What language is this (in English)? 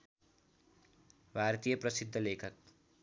Nepali